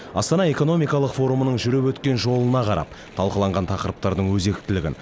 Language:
Kazakh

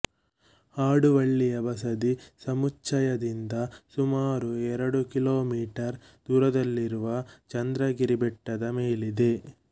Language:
Kannada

